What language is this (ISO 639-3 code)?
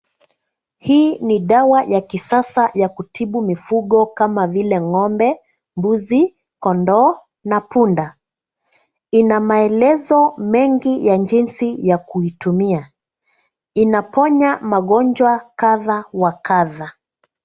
swa